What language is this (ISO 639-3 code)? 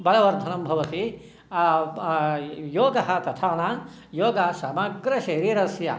san